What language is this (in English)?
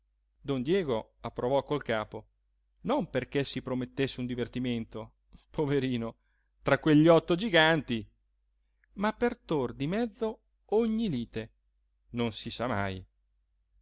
Italian